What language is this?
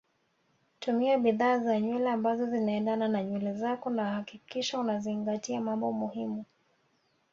Swahili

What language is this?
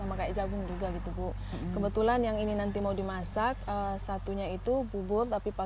Indonesian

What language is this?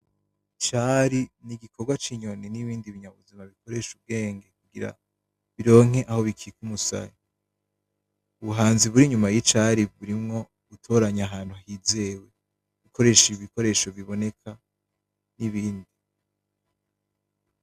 Rundi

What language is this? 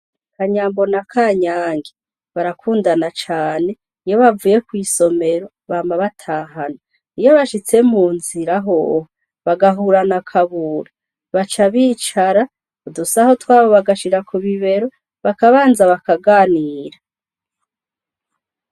Rundi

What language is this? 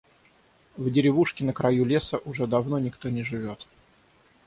Russian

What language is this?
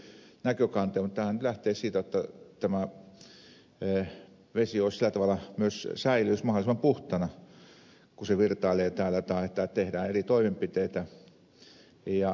Finnish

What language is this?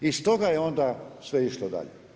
Croatian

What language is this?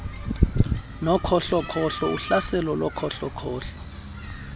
Xhosa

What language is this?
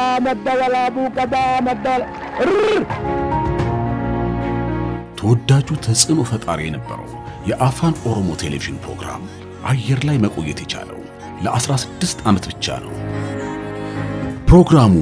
Arabic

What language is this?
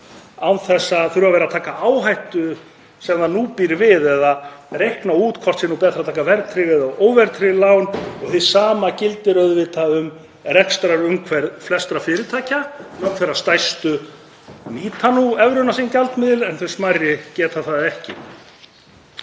Icelandic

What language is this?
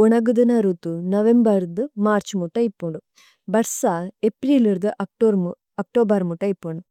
Tulu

